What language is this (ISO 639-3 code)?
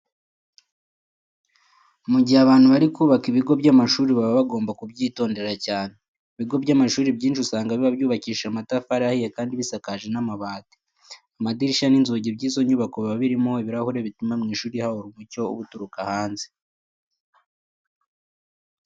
kin